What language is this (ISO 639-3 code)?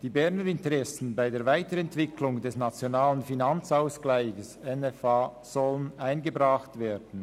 gsw